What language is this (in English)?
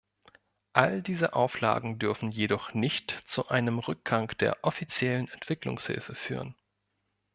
German